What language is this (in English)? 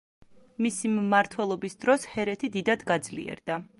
Georgian